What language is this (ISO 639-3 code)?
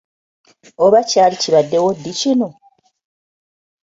lug